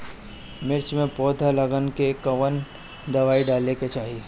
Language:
Bhojpuri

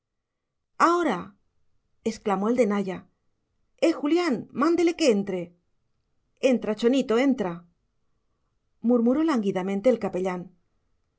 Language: Spanish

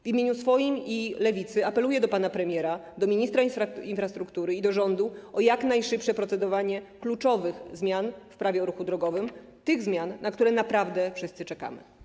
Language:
Polish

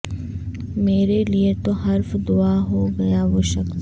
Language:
Urdu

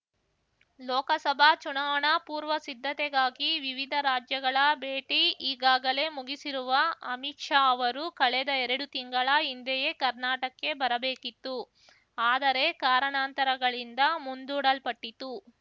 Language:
Kannada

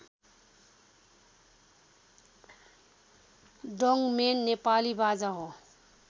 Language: Nepali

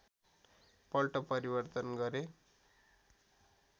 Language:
Nepali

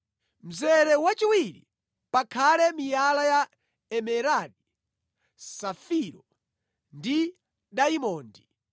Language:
Nyanja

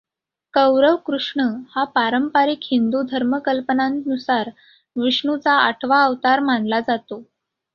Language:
Marathi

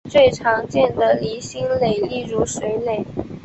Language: Chinese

